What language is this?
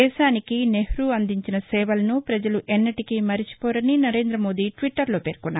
Telugu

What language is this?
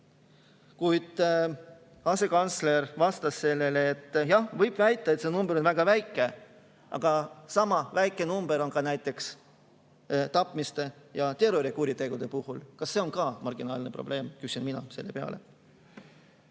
Estonian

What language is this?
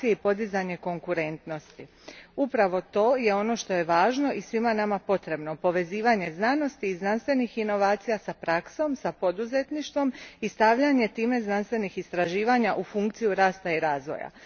Croatian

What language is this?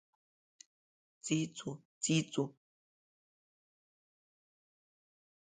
Abkhazian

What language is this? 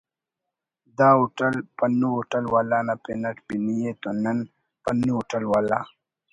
Brahui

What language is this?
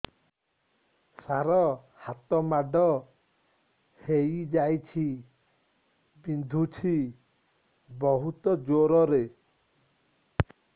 Odia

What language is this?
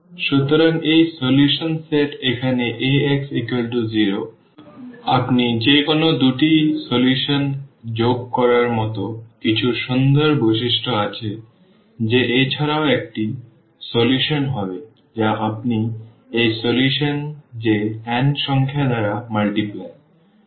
Bangla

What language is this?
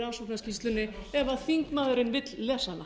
Icelandic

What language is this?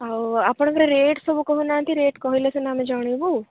Odia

